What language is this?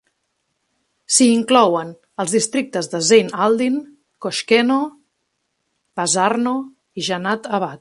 Catalan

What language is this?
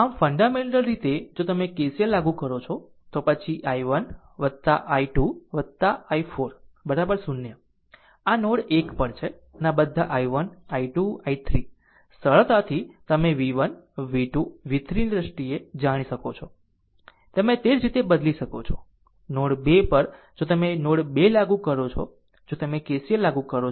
Gujarati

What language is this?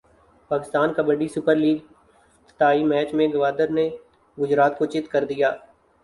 Urdu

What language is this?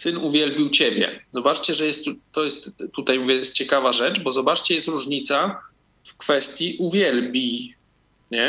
Polish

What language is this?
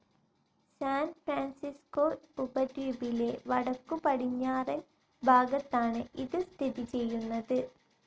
Malayalam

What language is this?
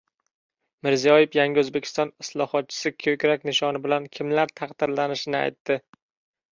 Uzbek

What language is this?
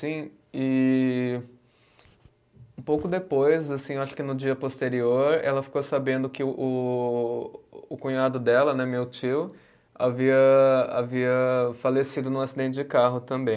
Portuguese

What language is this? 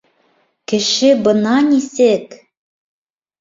Bashkir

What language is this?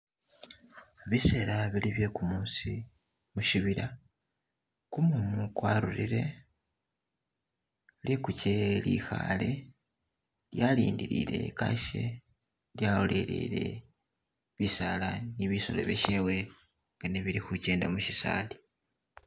Masaaba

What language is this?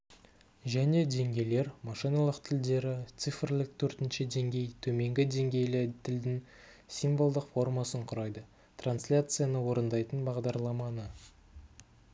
Kazakh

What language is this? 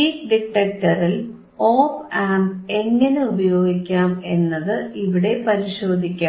Malayalam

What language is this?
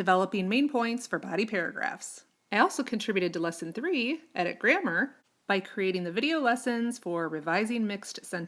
English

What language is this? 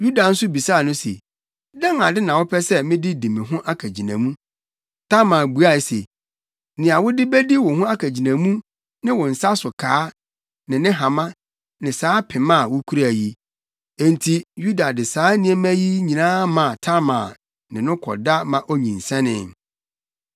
Akan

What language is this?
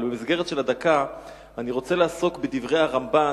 Hebrew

